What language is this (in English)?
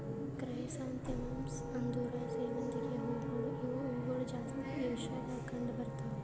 Kannada